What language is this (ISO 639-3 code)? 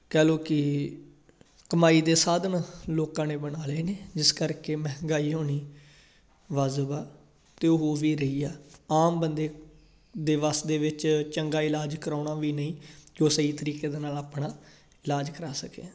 pan